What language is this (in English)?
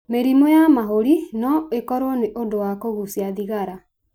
Kikuyu